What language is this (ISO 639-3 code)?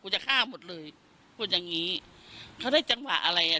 tha